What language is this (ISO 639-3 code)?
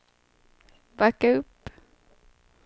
swe